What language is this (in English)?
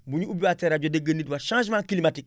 Wolof